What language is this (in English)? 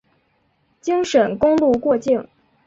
Chinese